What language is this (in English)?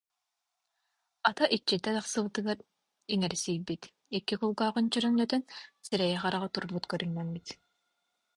Yakut